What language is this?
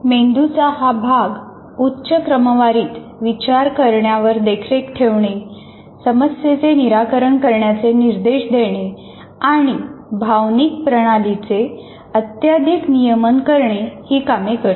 Marathi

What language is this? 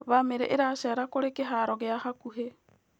Kikuyu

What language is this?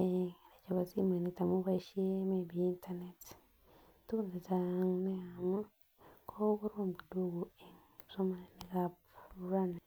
Kalenjin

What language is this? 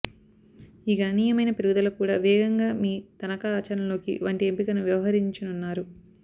Telugu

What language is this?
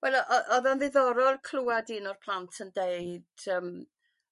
Welsh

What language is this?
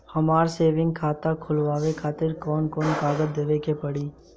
Bhojpuri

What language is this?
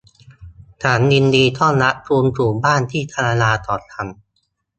Thai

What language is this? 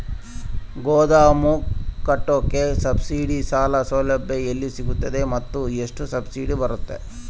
Kannada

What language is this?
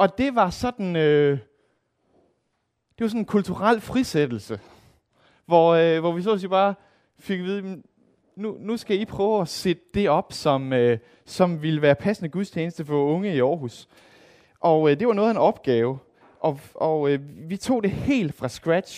Danish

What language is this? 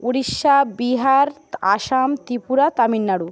Bangla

